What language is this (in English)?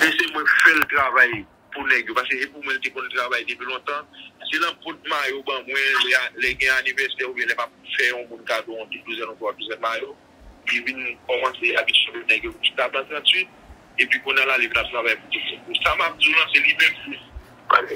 French